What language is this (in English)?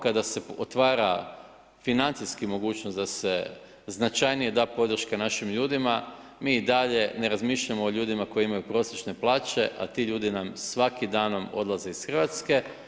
Croatian